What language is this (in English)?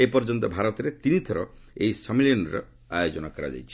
Odia